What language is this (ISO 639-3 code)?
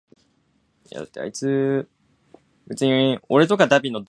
jpn